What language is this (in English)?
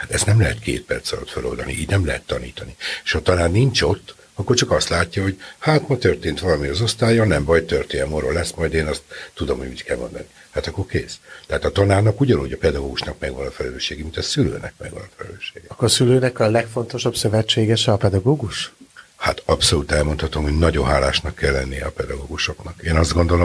Hungarian